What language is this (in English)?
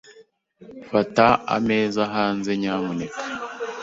Kinyarwanda